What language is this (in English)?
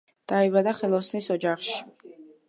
Georgian